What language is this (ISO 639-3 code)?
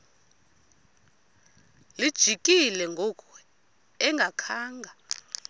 xho